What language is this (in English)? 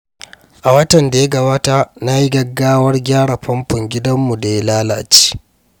Hausa